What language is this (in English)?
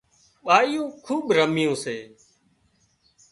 Wadiyara Koli